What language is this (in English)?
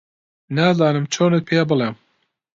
Central Kurdish